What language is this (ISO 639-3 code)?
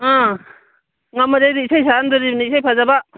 mni